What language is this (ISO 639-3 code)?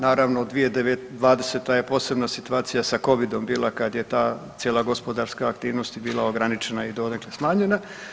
hrv